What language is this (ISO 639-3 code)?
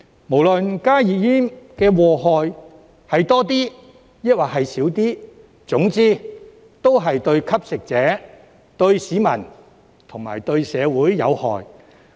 yue